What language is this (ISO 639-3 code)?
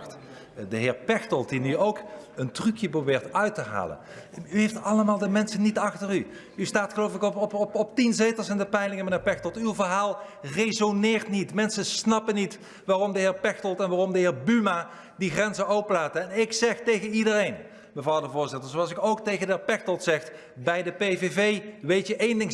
nld